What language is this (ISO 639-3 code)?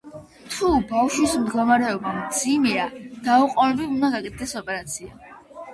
kat